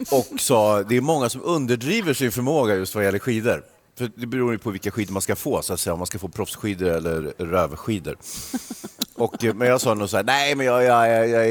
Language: Swedish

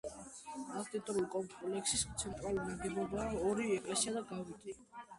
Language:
Georgian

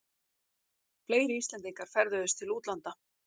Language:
Icelandic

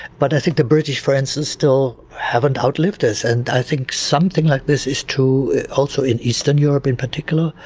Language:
English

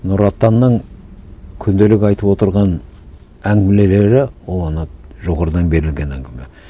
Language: Kazakh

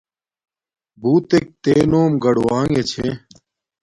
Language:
Domaaki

